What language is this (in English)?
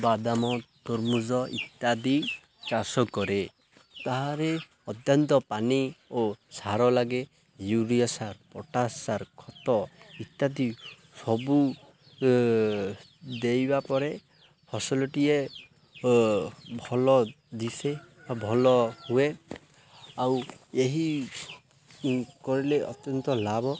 Odia